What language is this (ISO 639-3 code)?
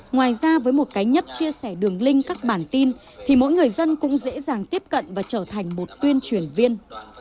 vie